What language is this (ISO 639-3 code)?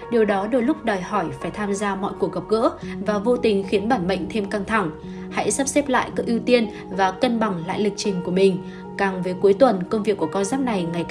vie